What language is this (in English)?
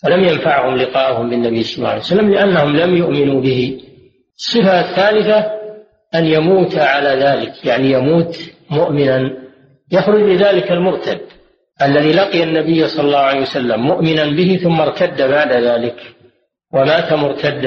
Arabic